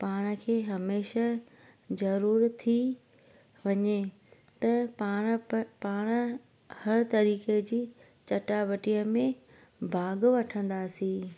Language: Sindhi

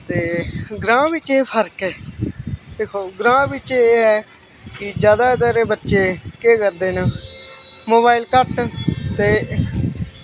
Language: Dogri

